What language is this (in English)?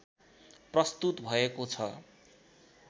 Nepali